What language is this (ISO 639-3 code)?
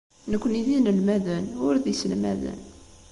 kab